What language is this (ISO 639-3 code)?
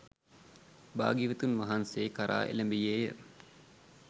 sin